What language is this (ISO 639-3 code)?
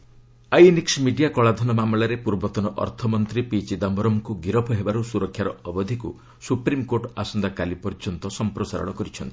ori